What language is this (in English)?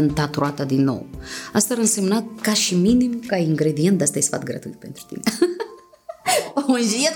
Romanian